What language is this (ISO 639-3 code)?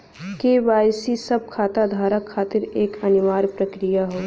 bho